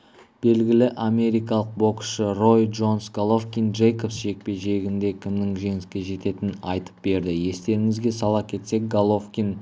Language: Kazakh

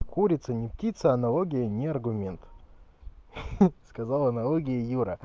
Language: Russian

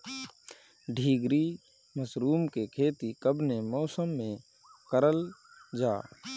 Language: Bhojpuri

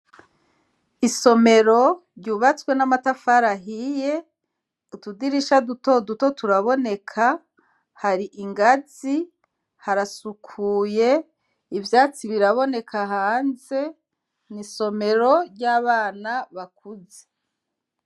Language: Rundi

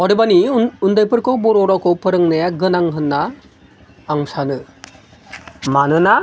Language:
Bodo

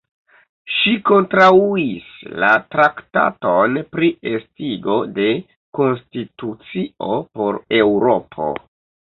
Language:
Esperanto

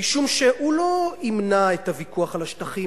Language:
Hebrew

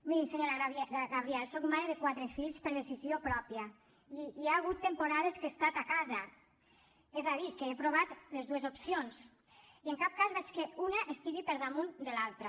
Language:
Catalan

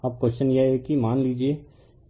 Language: Hindi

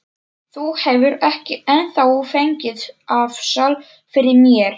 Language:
Icelandic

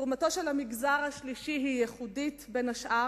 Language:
Hebrew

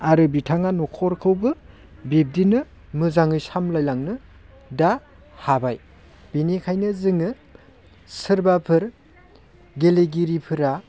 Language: Bodo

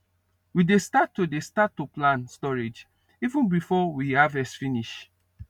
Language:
Nigerian Pidgin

